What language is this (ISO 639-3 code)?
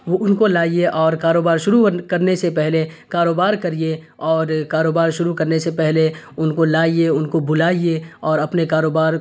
urd